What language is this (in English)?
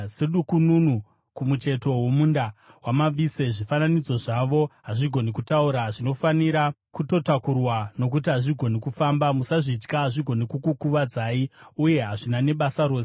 Shona